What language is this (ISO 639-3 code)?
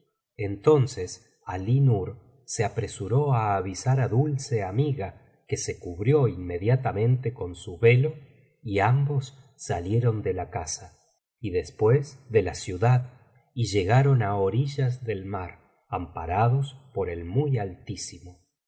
spa